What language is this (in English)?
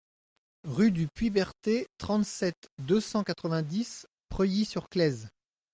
French